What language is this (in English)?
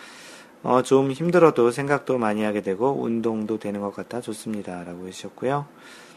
Korean